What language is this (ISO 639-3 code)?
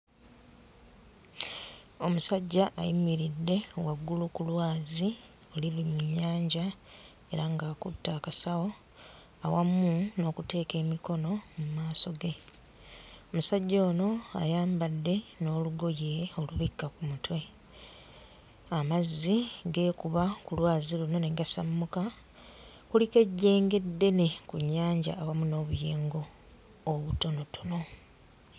lug